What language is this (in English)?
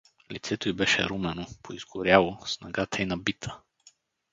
Bulgarian